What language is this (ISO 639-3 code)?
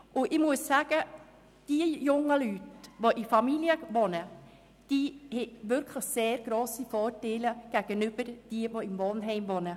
gsw